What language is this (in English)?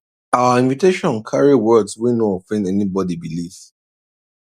Nigerian Pidgin